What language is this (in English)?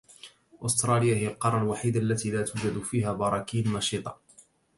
Arabic